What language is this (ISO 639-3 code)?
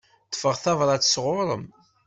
kab